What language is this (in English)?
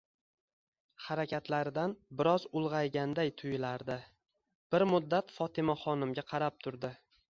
Uzbek